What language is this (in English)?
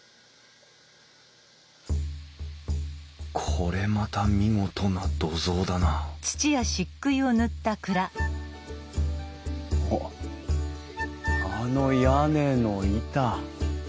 Japanese